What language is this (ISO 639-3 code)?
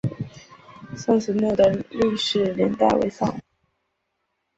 zho